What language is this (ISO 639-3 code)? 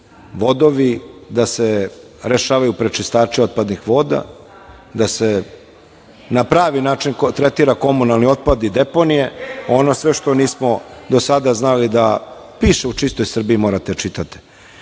srp